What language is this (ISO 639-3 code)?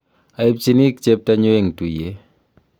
kln